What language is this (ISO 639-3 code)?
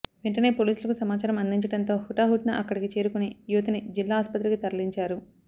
tel